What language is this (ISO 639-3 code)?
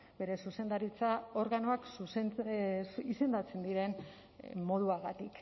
eus